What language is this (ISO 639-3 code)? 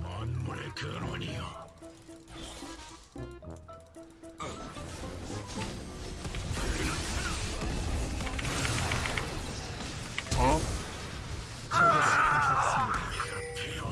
kor